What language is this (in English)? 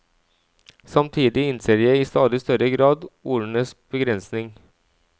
Norwegian